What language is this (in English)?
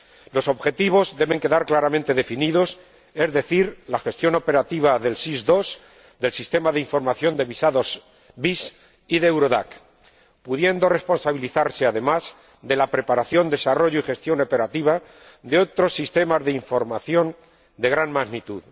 Spanish